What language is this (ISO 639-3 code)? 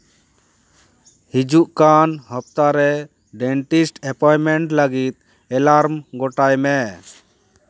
sat